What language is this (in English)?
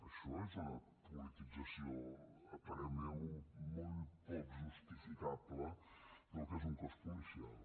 Catalan